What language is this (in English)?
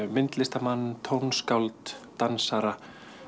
Icelandic